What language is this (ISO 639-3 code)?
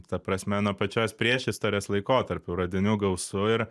lit